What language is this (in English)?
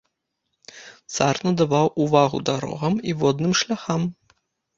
Belarusian